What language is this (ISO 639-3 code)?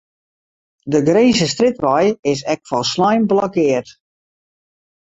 fry